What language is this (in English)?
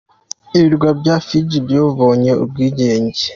Kinyarwanda